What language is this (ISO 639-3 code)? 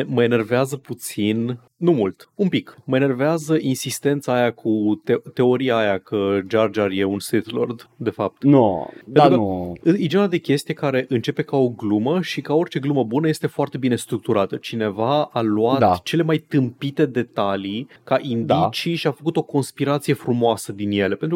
ron